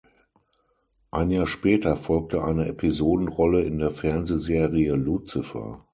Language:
German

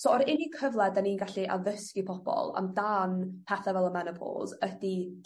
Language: Welsh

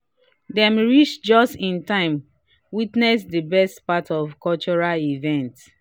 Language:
Nigerian Pidgin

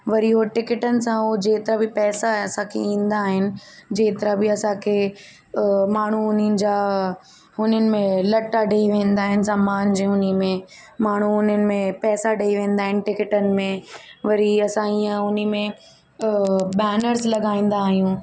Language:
Sindhi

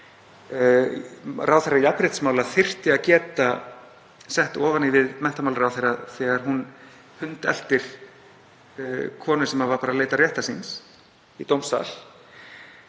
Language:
Icelandic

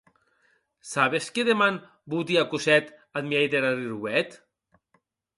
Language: Occitan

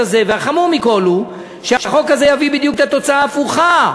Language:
Hebrew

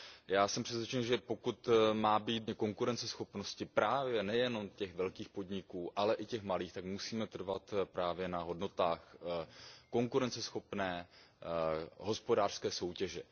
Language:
Czech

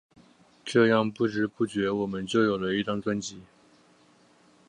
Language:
Chinese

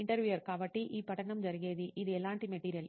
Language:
Telugu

